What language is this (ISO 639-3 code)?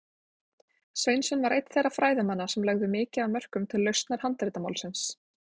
isl